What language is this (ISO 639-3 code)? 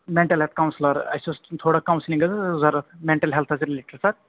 kas